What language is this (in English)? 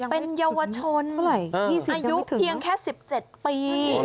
Thai